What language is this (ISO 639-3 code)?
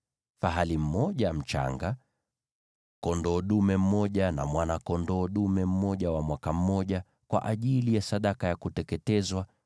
swa